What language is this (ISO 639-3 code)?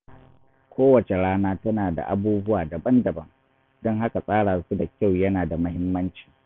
hau